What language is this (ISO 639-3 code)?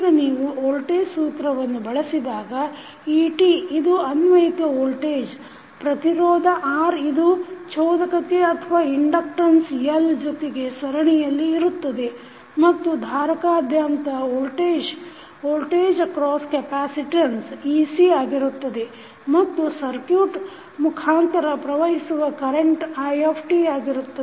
kan